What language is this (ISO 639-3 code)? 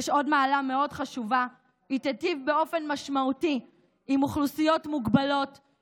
heb